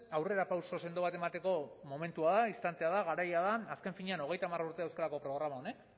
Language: Basque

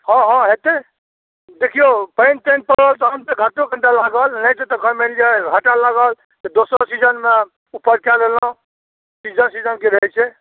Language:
Maithili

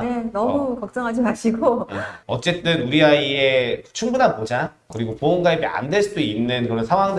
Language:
Korean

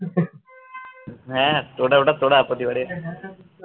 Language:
Bangla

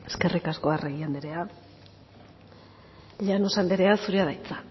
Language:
Basque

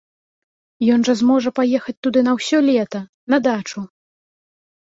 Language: Belarusian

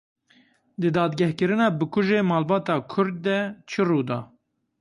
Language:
Kurdish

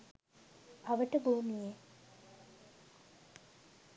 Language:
Sinhala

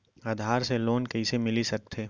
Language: Chhattisgarhi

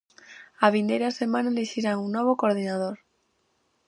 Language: Galician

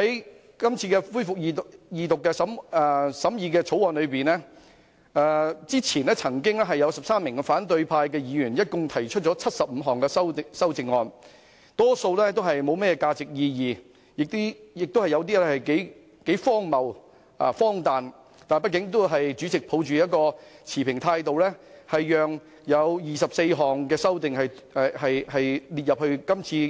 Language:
Cantonese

